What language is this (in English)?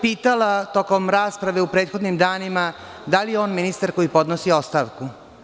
Serbian